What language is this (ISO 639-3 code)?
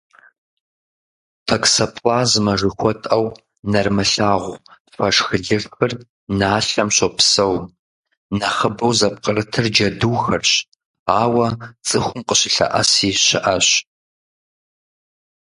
kbd